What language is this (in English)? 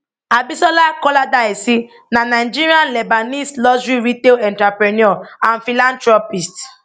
Nigerian Pidgin